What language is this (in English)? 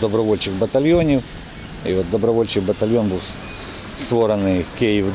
Ukrainian